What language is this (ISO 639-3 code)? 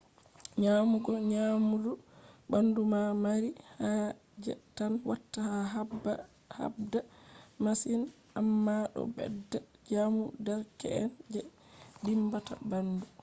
ful